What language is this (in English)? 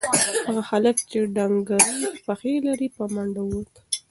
Pashto